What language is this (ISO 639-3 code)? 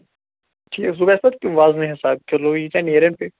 kas